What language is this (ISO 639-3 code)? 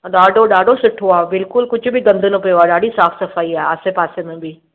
snd